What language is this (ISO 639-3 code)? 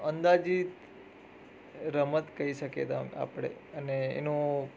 guj